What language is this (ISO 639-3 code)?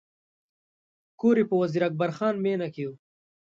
pus